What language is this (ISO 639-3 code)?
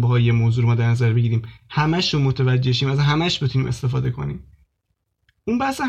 fas